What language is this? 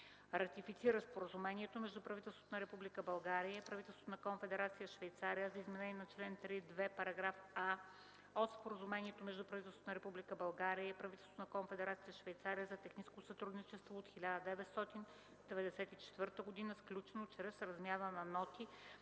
Bulgarian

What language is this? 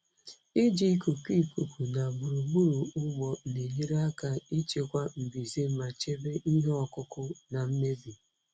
Igbo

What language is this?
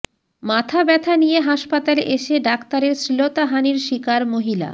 Bangla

